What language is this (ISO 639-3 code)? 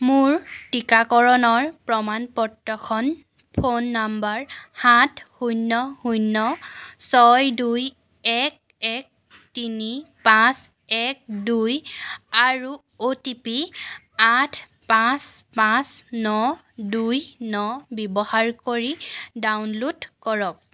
asm